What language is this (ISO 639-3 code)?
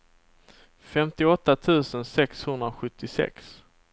swe